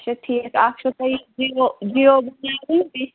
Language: Kashmiri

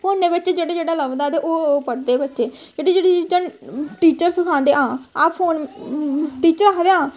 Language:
Dogri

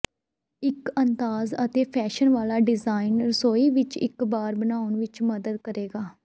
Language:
Punjabi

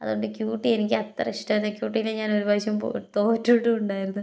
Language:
Malayalam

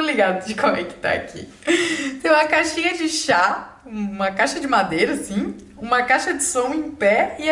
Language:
Portuguese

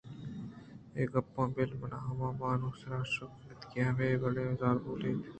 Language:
Eastern Balochi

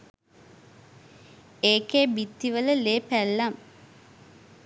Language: Sinhala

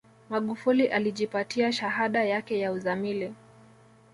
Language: Swahili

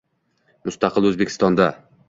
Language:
Uzbek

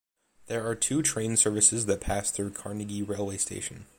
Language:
English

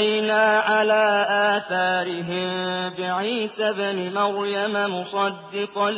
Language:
Arabic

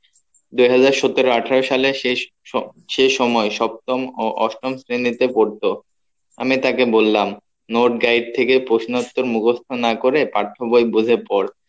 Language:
Bangla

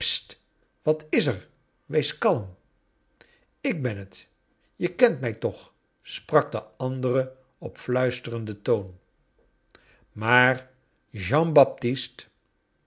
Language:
Dutch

